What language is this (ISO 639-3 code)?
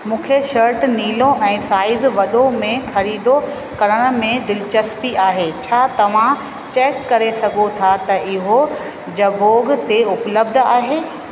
snd